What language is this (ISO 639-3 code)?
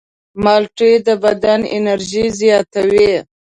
pus